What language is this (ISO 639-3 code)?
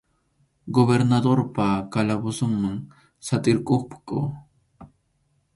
qxu